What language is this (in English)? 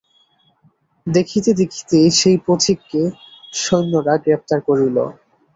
Bangla